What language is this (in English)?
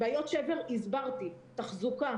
Hebrew